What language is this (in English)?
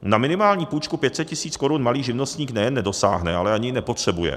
Czech